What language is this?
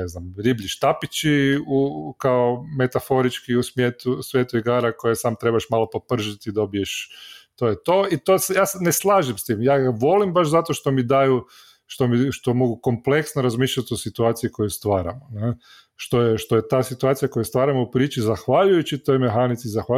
Croatian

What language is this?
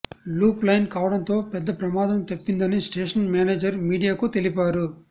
Telugu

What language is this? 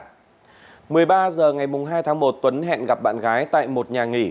Vietnamese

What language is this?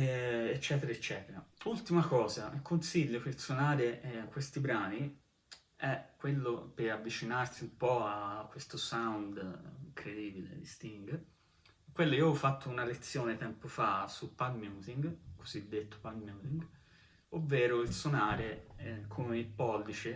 Italian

